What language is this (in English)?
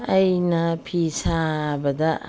Manipuri